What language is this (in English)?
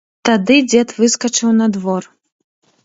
Belarusian